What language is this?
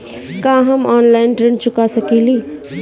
Bhojpuri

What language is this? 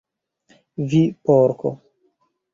Esperanto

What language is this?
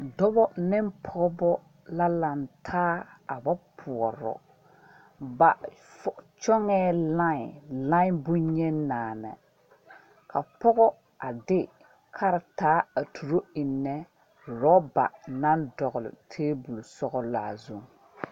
Southern Dagaare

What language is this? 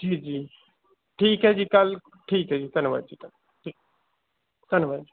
Punjabi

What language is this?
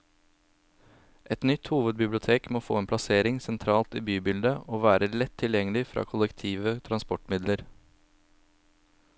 Norwegian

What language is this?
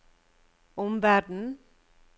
Norwegian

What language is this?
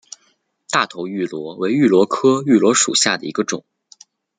Chinese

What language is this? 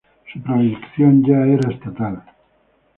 Spanish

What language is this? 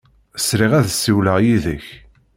Kabyle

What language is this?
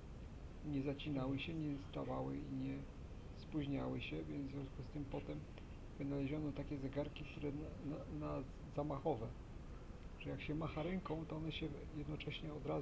Polish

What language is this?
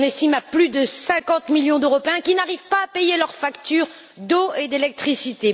French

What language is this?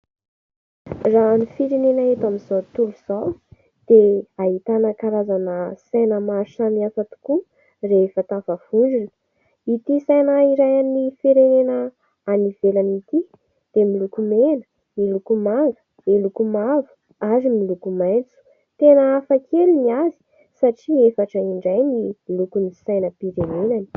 Malagasy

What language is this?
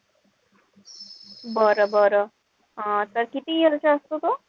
Marathi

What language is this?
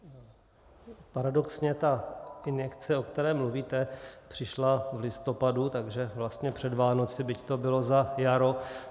Czech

